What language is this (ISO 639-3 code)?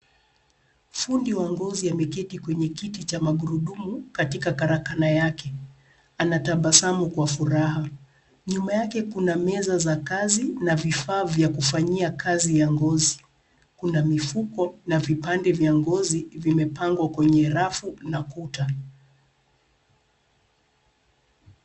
swa